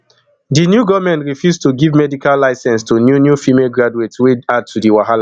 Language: Nigerian Pidgin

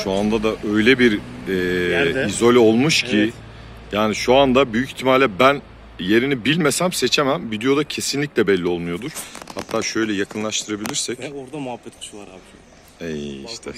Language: Turkish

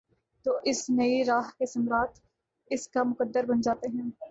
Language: Urdu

